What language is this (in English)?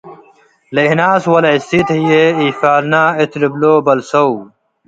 Tigre